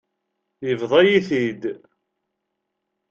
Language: Kabyle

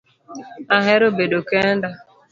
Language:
Luo (Kenya and Tanzania)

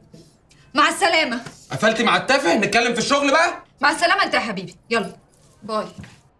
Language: Arabic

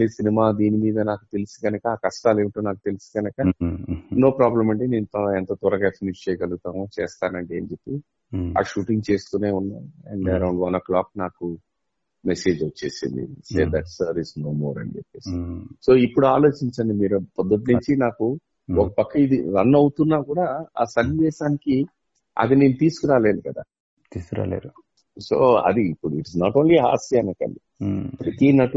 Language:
Telugu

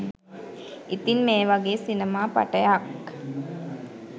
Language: Sinhala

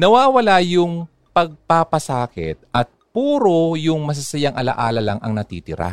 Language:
Filipino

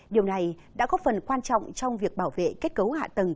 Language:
Vietnamese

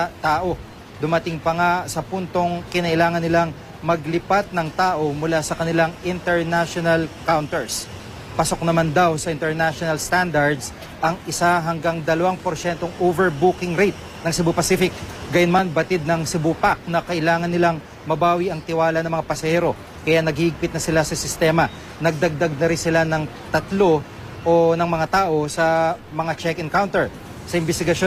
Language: Filipino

